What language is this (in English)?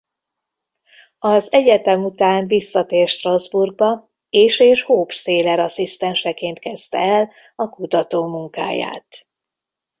Hungarian